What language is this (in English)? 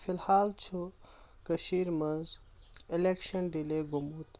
Kashmiri